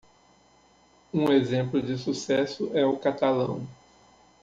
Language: Portuguese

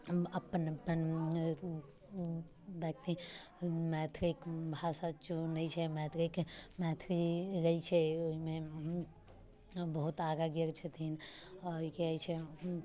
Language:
Maithili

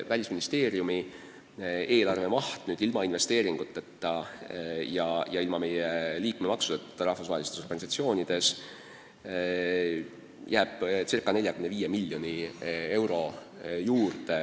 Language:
Estonian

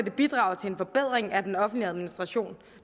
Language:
Danish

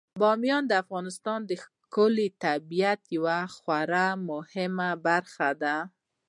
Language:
Pashto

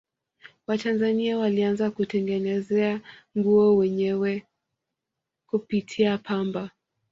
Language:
Swahili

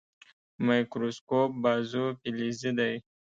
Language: Pashto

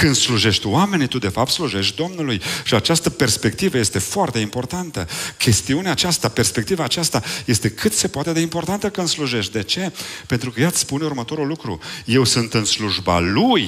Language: Romanian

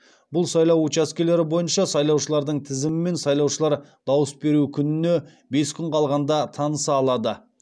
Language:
Kazakh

